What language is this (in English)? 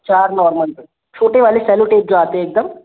Hindi